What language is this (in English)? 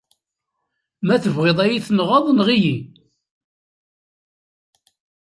Kabyle